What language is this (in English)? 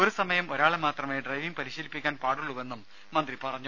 Malayalam